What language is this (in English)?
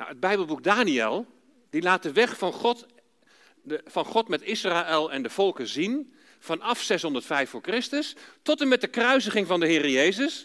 Dutch